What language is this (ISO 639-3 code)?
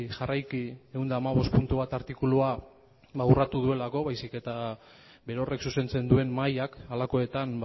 eus